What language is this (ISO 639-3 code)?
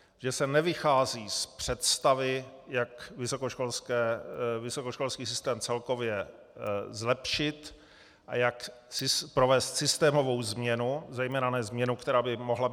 ces